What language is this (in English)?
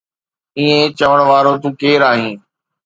Sindhi